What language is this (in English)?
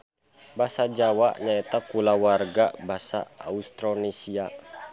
Sundanese